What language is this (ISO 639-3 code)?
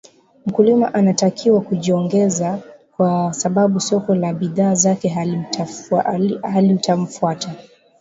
swa